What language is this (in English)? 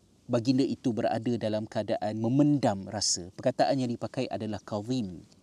Malay